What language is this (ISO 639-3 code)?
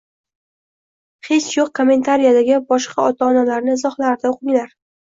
uzb